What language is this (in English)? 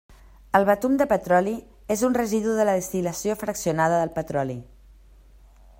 Catalan